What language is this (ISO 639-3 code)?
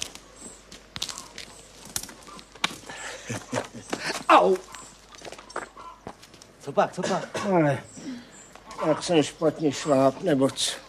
ces